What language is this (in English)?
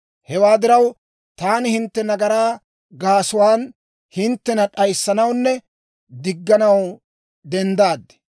Dawro